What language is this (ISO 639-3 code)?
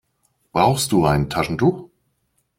deu